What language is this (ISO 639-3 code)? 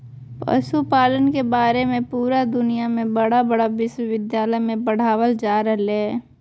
mag